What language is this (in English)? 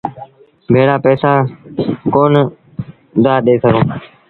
Sindhi Bhil